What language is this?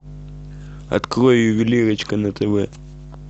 Russian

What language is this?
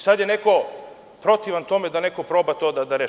Serbian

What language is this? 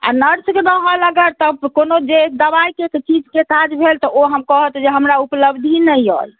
Maithili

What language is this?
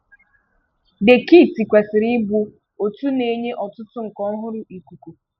Igbo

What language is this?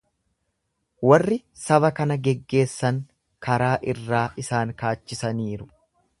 Oromo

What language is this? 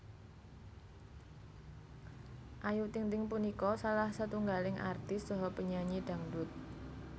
Javanese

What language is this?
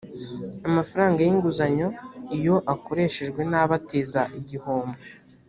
Kinyarwanda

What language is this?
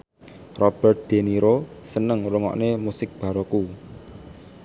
Javanese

